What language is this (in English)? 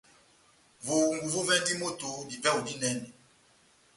Batanga